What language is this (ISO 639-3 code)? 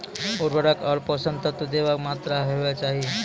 mai